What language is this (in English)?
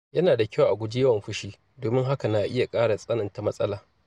Hausa